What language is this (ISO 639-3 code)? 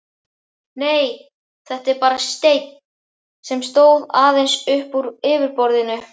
isl